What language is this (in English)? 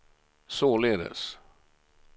Swedish